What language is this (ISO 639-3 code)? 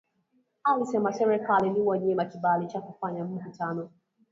swa